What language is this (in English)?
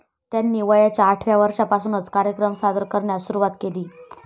Marathi